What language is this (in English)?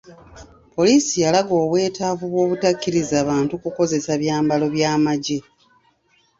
Ganda